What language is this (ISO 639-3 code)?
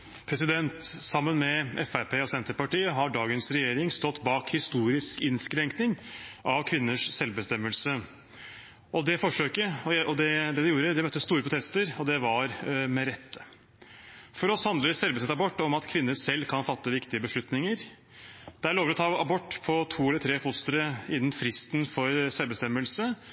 nor